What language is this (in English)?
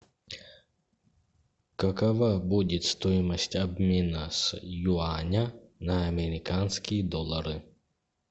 Russian